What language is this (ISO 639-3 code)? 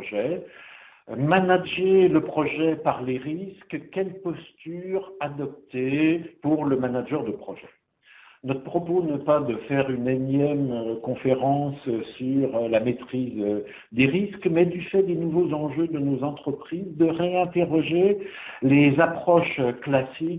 fra